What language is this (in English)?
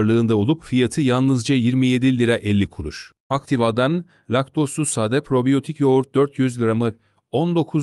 Turkish